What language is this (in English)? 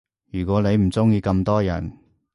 Cantonese